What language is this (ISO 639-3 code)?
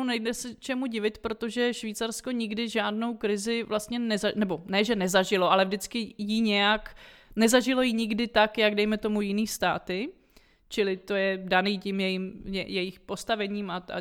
ces